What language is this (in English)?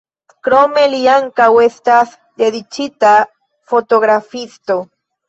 Esperanto